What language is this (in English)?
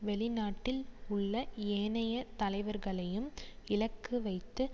Tamil